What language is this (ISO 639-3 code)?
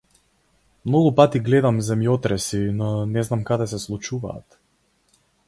mkd